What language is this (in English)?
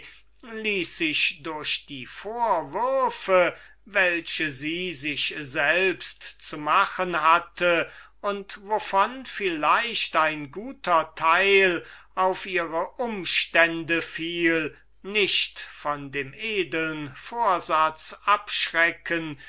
German